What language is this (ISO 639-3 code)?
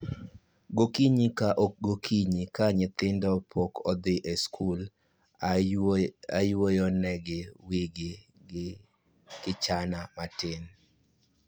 luo